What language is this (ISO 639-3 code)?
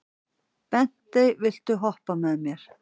isl